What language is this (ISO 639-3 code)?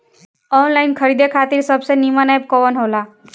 bho